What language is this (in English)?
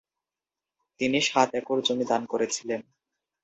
Bangla